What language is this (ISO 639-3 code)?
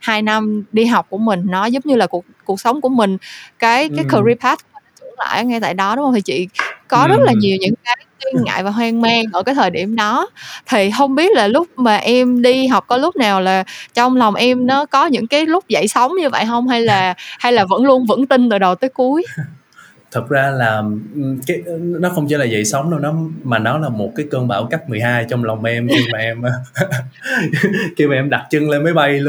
vie